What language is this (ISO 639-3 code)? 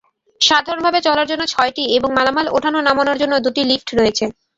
ben